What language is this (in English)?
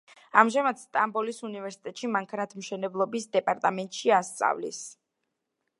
Georgian